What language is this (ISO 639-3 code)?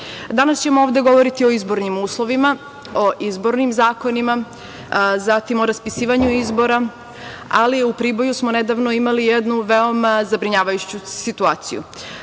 srp